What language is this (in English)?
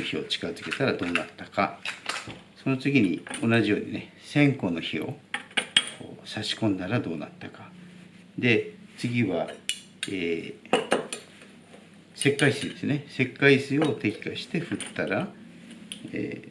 Japanese